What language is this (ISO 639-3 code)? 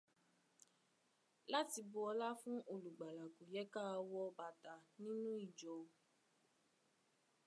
yor